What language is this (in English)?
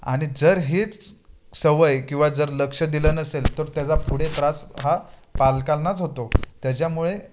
Marathi